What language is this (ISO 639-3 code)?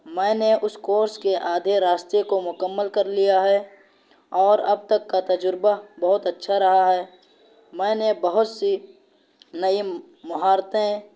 urd